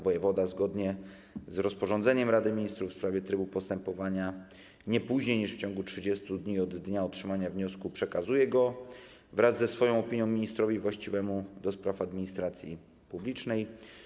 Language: Polish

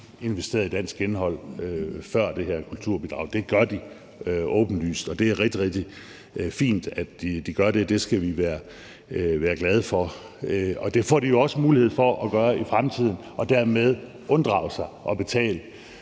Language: Danish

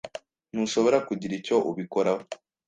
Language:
Kinyarwanda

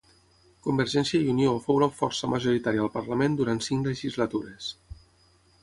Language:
Catalan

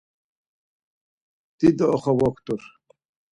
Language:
Laz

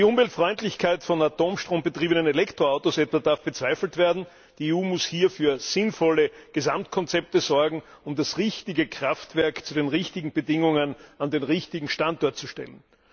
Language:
German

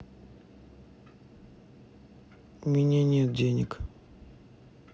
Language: Russian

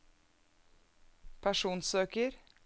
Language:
Norwegian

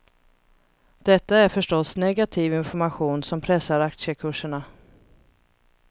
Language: Swedish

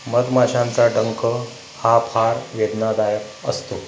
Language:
Marathi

